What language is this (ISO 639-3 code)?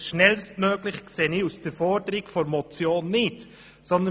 gsw